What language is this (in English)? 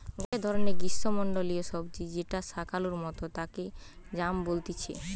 Bangla